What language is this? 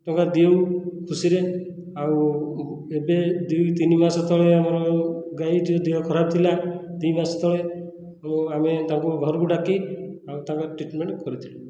Odia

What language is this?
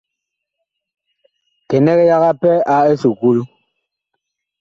Bakoko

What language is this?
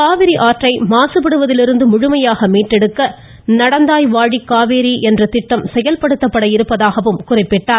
Tamil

